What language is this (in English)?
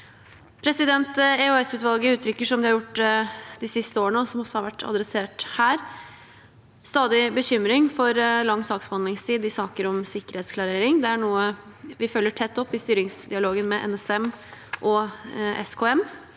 Norwegian